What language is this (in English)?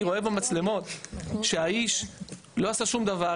Hebrew